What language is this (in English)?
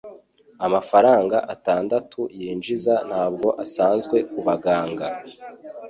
Kinyarwanda